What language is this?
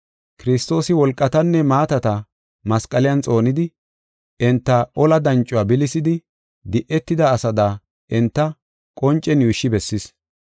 Gofa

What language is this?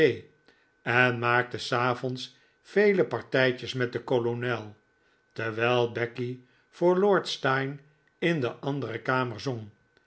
Dutch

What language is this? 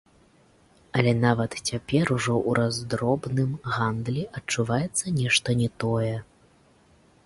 Belarusian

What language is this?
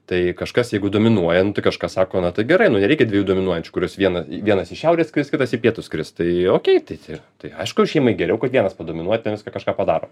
Lithuanian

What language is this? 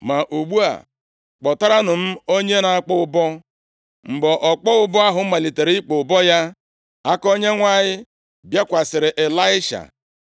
Igbo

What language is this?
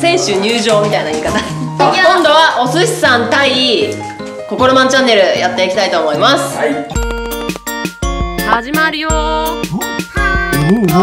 Japanese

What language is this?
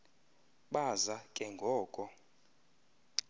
Xhosa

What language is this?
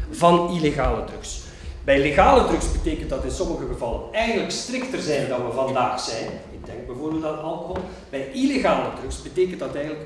Dutch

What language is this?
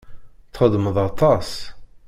Kabyle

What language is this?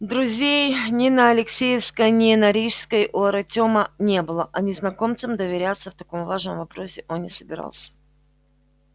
Russian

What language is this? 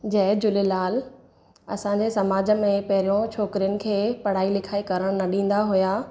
Sindhi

